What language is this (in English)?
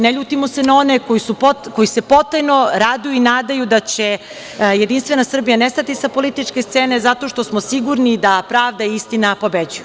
Serbian